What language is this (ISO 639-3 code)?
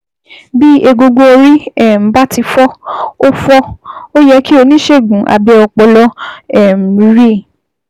yor